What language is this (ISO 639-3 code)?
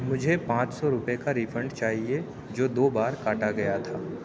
urd